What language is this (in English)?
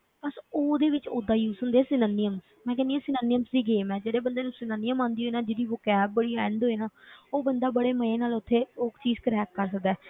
Punjabi